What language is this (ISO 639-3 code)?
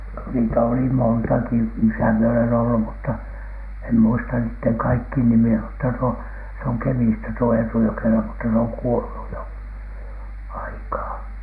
fin